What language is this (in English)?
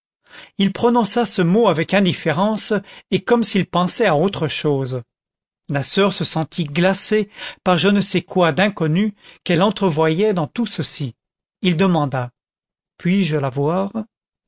French